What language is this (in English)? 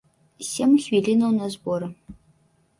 Belarusian